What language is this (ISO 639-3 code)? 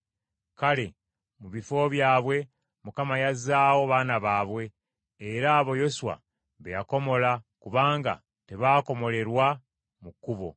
lug